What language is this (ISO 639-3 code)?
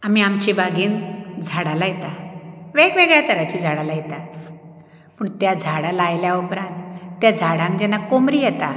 kok